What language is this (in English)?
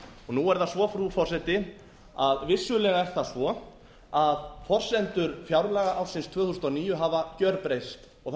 Icelandic